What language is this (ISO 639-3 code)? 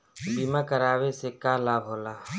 bho